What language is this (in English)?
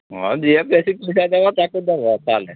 Odia